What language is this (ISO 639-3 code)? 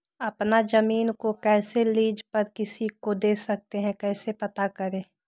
mag